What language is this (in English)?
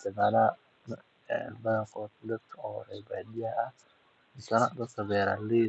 Somali